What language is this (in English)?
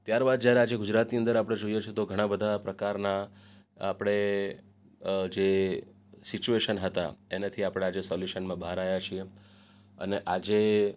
Gujarati